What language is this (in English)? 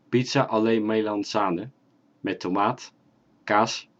Dutch